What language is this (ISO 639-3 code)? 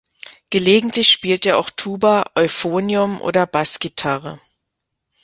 deu